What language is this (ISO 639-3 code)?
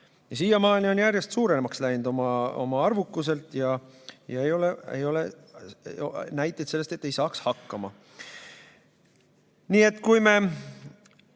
est